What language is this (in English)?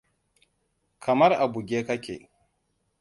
Hausa